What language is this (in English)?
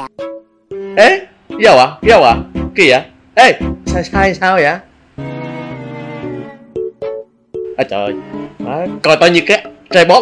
Vietnamese